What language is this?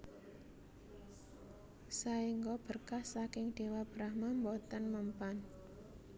Javanese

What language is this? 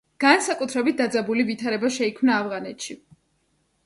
Georgian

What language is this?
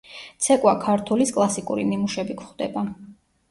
Georgian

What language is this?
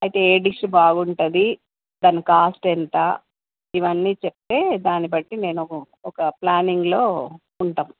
Telugu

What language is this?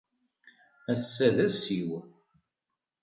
Kabyle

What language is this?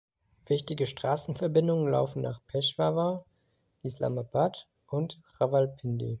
German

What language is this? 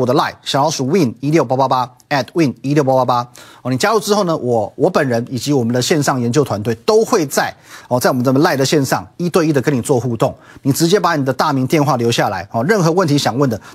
Chinese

